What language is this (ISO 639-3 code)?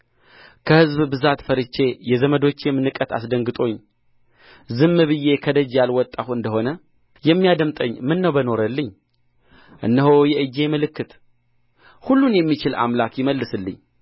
amh